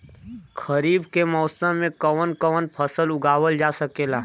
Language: Bhojpuri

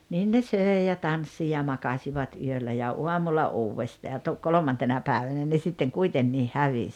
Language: Finnish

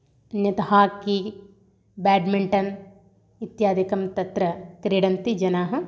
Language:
Sanskrit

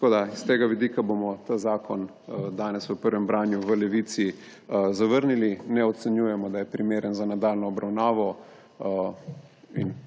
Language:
Slovenian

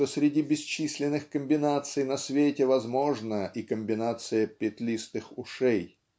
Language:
Russian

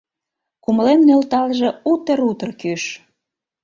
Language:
Mari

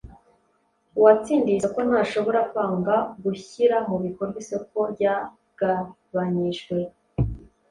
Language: Kinyarwanda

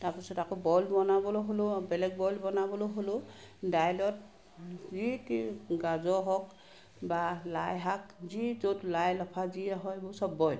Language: Assamese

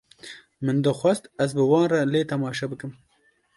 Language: Kurdish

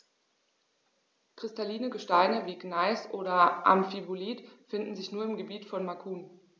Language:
German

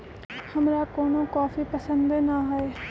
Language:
Magahi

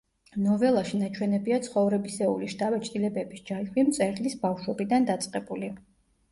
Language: Georgian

